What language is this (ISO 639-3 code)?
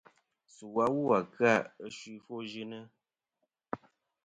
bkm